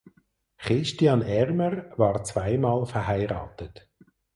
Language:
German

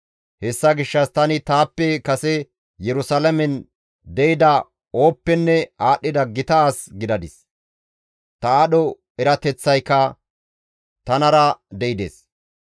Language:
Gamo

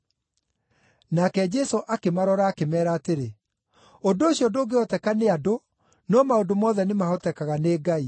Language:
Kikuyu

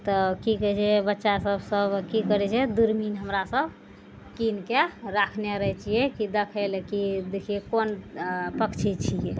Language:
Maithili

